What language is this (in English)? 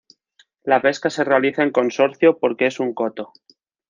Spanish